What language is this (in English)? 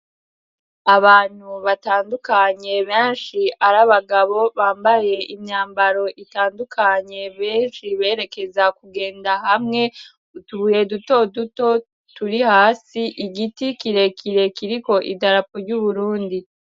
Rundi